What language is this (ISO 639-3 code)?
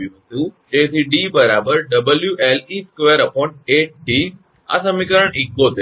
guj